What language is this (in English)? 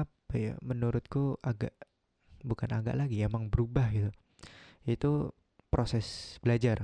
Indonesian